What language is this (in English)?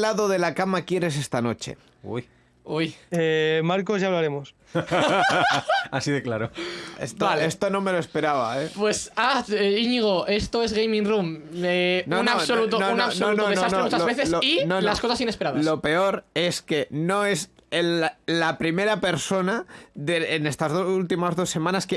Spanish